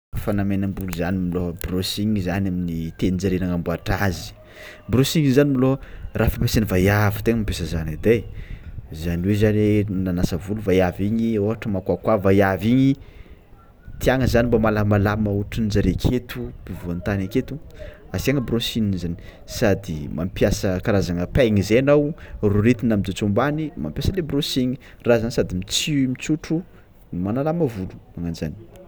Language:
Tsimihety Malagasy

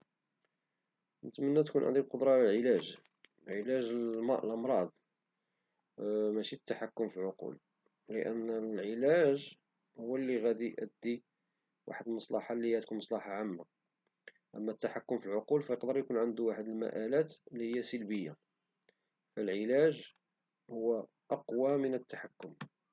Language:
Moroccan Arabic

